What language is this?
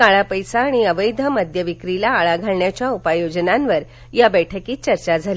Marathi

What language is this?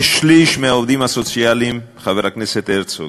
Hebrew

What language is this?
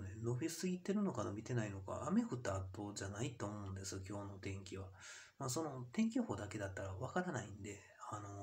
Japanese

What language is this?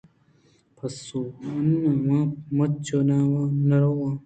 Eastern Balochi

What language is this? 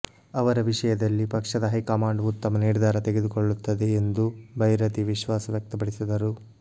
Kannada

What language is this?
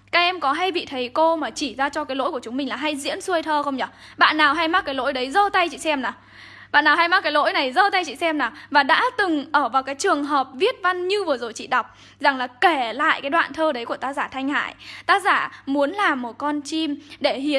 Vietnamese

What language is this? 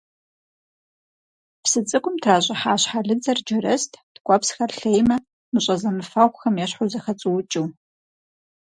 Kabardian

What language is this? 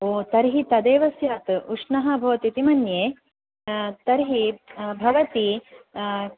Sanskrit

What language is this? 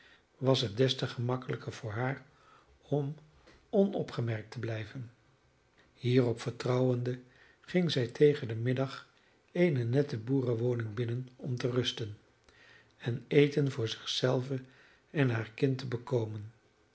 Dutch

